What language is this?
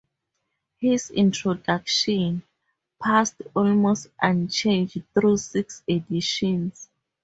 English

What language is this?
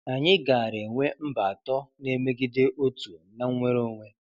Igbo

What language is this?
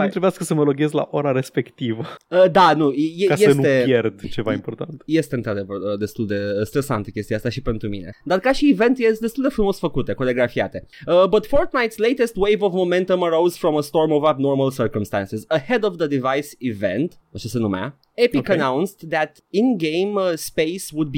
Romanian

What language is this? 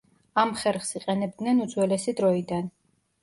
Georgian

